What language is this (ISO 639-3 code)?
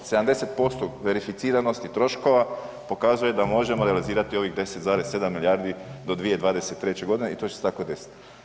hrv